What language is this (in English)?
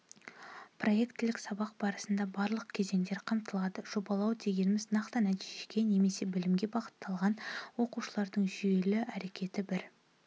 Kazakh